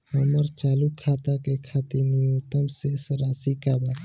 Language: Bhojpuri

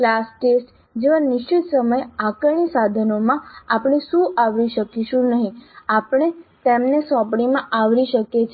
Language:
Gujarati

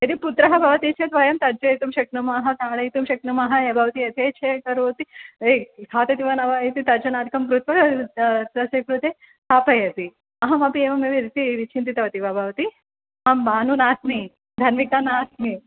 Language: Sanskrit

